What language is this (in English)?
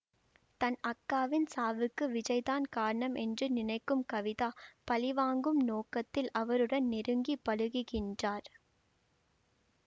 Tamil